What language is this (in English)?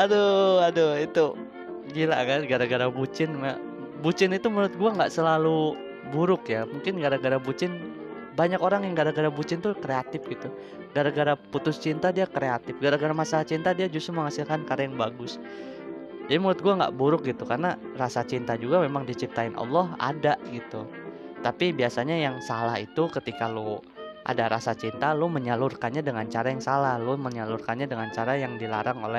Indonesian